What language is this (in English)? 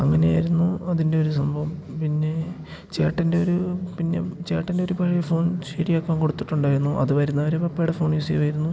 Malayalam